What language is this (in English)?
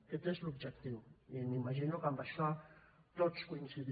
Catalan